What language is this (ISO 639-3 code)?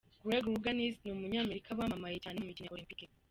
kin